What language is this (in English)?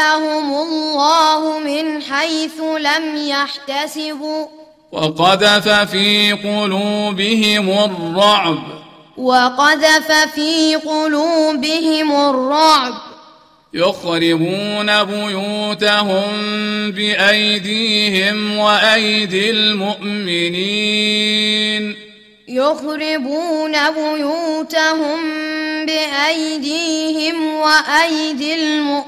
Arabic